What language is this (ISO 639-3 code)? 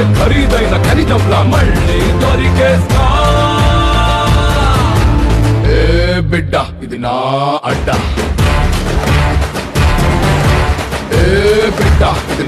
ita